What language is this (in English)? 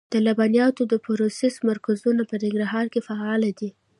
Pashto